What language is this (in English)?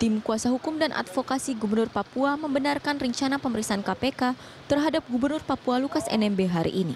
Indonesian